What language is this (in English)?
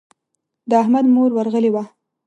Pashto